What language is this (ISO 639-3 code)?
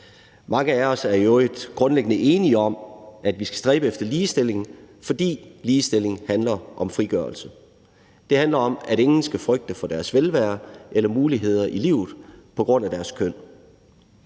dan